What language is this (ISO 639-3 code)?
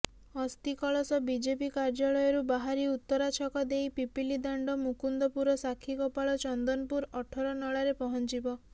ori